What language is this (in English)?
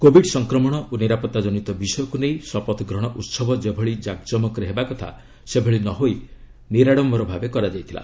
Odia